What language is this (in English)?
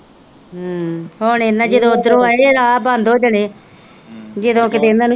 Punjabi